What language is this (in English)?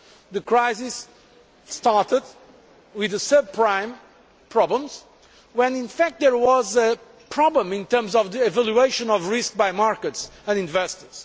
English